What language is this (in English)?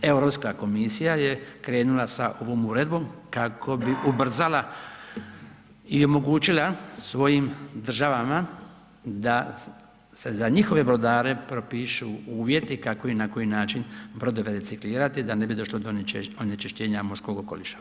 Croatian